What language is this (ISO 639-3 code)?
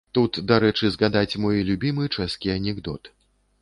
bel